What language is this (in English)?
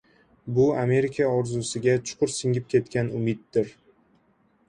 Uzbek